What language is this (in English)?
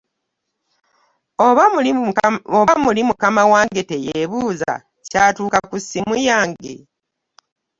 Ganda